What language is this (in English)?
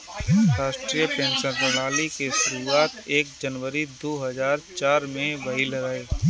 Bhojpuri